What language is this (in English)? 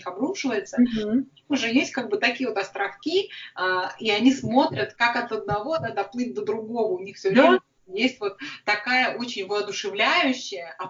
Russian